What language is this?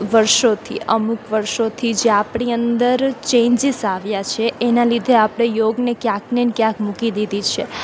Gujarati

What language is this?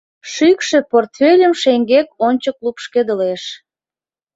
Mari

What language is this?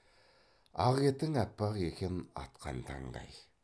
Kazakh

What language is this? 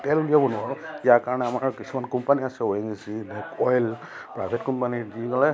Assamese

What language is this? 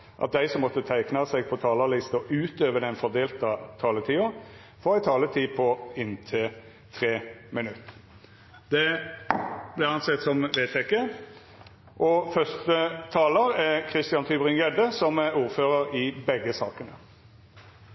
Norwegian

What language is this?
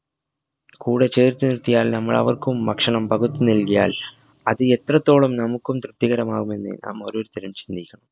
Malayalam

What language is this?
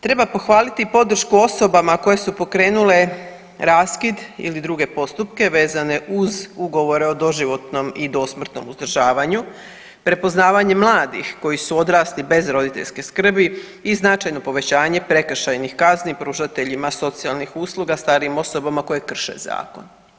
Croatian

